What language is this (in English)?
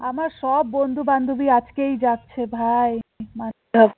Bangla